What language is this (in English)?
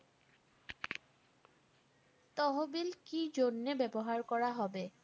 Bangla